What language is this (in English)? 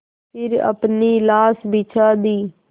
Hindi